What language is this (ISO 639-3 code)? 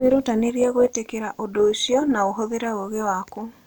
kik